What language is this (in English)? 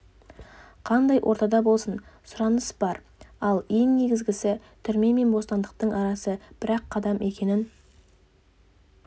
Kazakh